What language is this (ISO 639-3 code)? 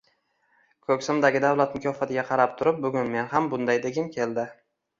uzb